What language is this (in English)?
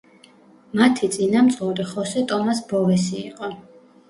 Georgian